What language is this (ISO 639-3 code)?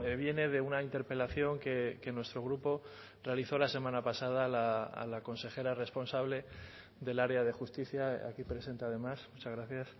spa